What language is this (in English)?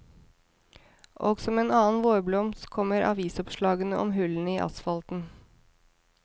Norwegian